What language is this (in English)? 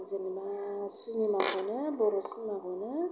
Bodo